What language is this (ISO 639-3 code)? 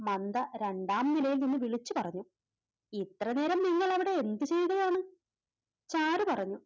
mal